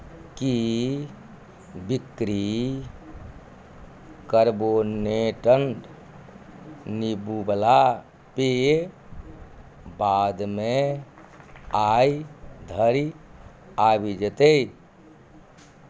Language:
Maithili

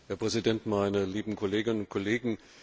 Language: German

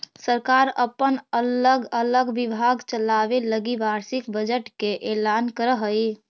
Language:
Magahi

